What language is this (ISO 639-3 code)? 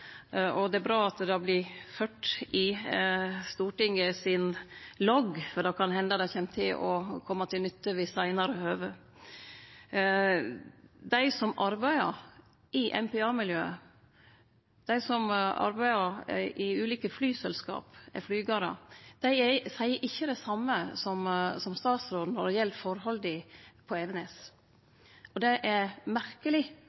nno